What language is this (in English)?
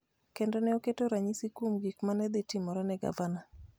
Luo (Kenya and Tanzania)